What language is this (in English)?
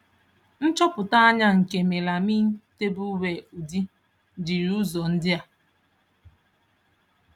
Igbo